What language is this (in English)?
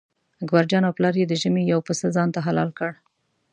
Pashto